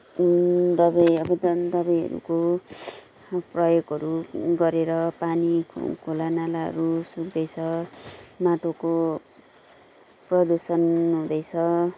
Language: Nepali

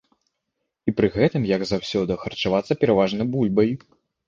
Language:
Belarusian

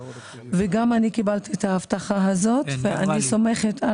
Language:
Hebrew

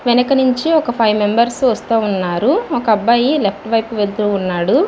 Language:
Telugu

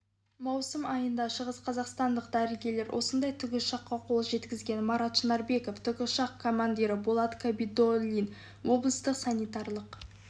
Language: Kazakh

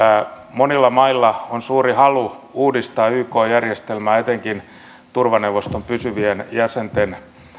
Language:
Finnish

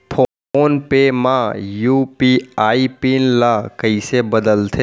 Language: Chhattisgarhi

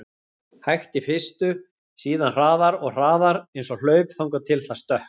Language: Icelandic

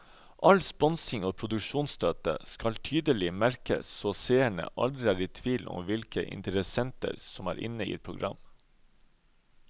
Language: Norwegian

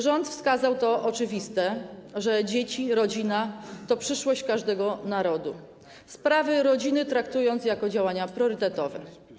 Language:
Polish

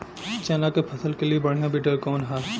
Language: Bhojpuri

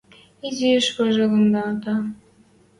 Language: Western Mari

